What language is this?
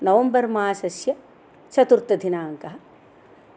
Sanskrit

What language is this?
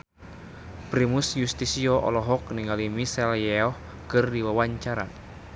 Sundanese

